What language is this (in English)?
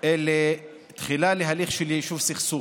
Hebrew